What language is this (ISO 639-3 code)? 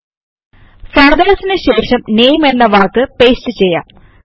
mal